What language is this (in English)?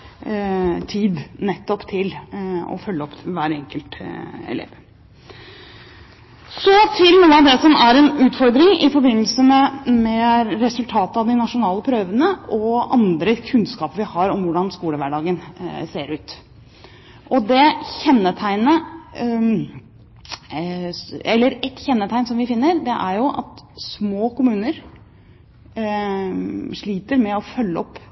Norwegian Bokmål